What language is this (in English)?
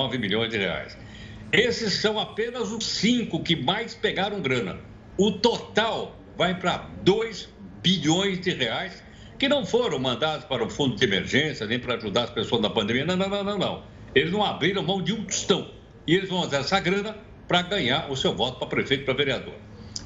Portuguese